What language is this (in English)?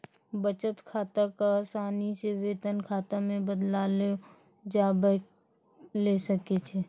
Maithili